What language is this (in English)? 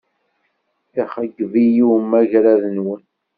Kabyle